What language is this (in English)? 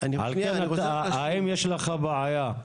Hebrew